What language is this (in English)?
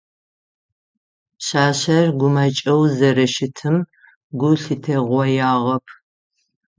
Adyghe